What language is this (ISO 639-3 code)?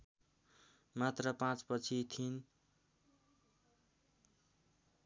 nep